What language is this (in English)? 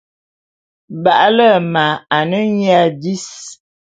Bulu